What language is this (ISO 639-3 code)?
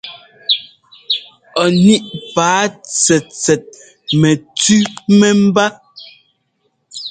jgo